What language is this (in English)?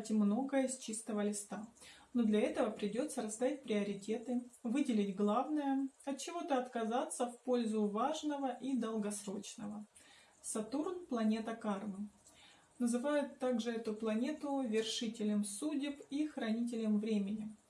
Russian